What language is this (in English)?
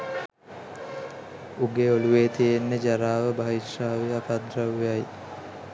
Sinhala